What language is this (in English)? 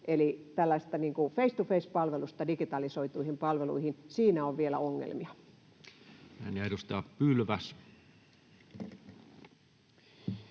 Finnish